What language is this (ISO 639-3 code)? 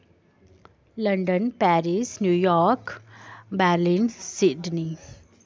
doi